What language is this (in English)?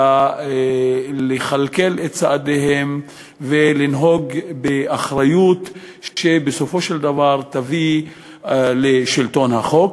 Hebrew